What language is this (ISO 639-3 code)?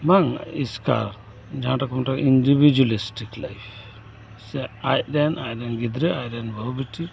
sat